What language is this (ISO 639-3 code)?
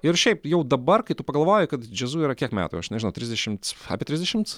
lit